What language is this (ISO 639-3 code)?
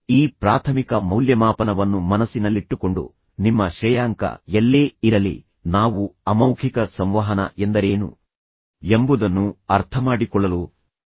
kan